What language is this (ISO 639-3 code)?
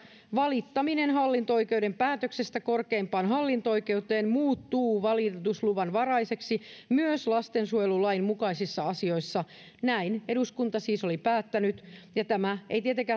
fin